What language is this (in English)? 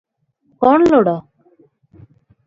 Odia